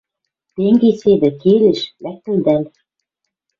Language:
Western Mari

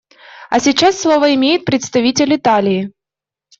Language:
Russian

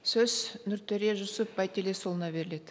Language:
Kazakh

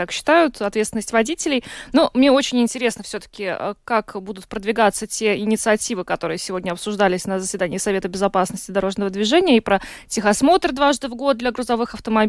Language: Russian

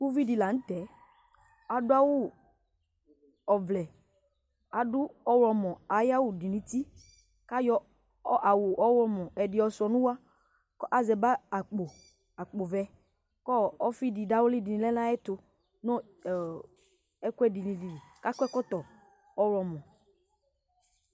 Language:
Ikposo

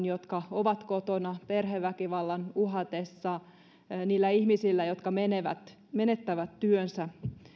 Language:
Finnish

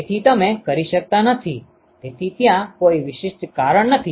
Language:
Gujarati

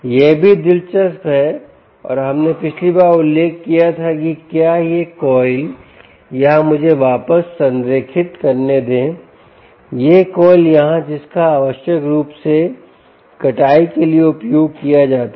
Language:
Hindi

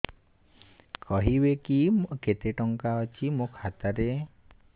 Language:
Odia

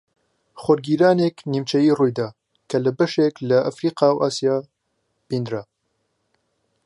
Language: Central Kurdish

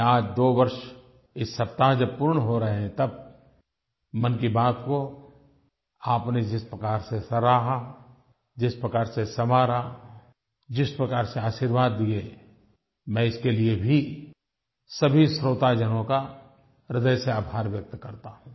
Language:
Hindi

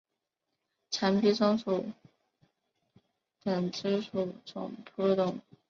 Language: Chinese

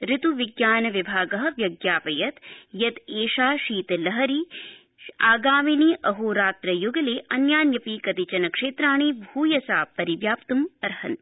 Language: Sanskrit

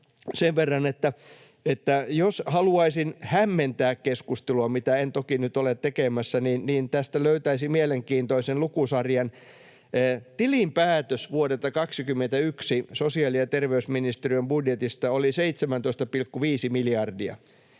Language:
Finnish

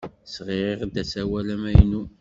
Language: Kabyle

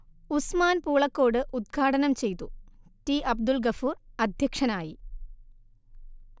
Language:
Malayalam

